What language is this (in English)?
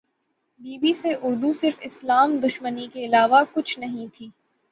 Urdu